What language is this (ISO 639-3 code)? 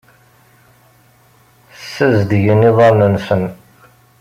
kab